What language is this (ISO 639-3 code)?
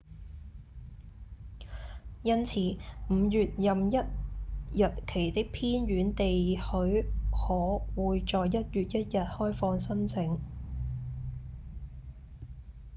yue